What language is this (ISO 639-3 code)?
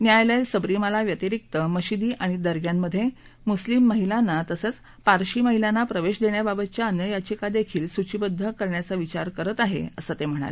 mar